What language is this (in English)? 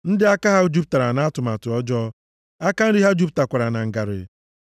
Igbo